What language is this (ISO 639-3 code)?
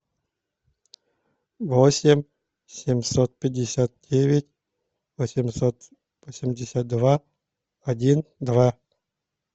rus